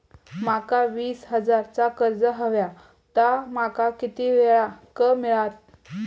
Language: Marathi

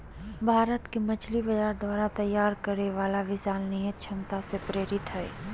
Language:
Magahi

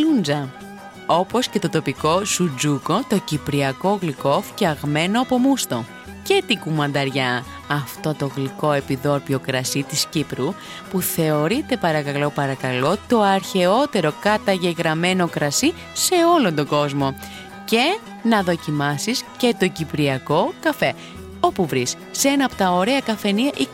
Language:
Greek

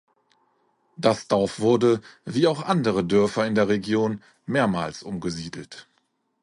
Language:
German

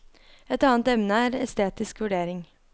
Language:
Norwegian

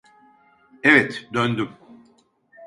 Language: Turkish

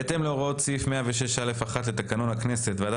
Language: Hebrew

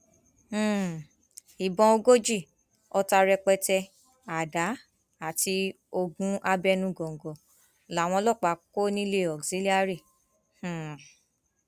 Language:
Yoruba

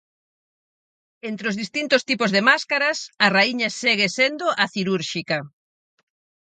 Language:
Galician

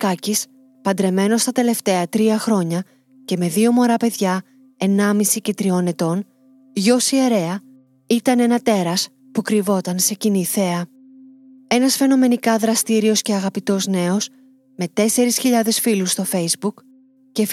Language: Greek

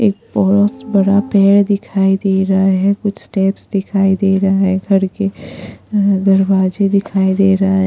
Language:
Hindi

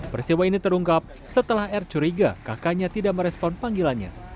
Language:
Indonesian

